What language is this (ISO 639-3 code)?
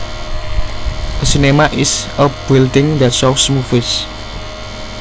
jav